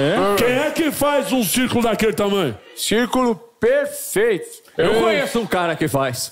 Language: Portuguese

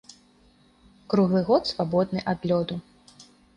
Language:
Belarusian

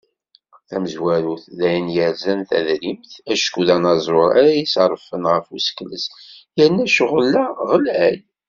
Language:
Kabyle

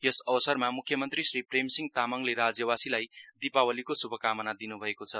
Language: Nepali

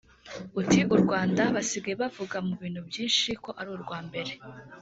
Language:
Kinyarwanda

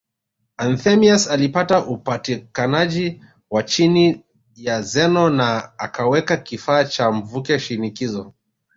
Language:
Swahili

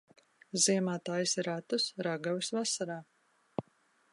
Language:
Latvian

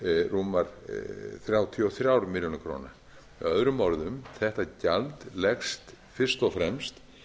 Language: Icelandic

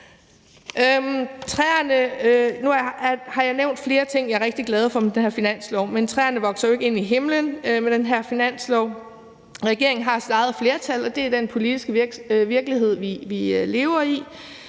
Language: Danish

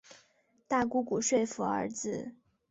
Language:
Chinese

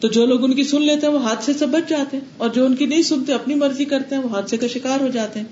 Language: Urdu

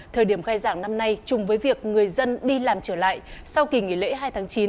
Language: Vietnamese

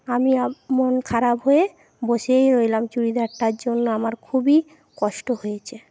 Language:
Bangla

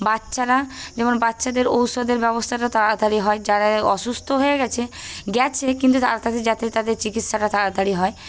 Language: Bangla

